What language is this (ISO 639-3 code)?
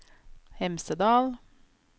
nor